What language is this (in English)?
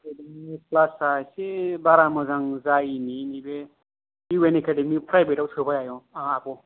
Bodo